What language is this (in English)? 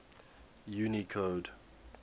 English